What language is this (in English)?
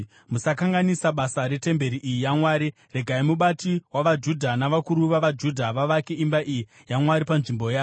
Shona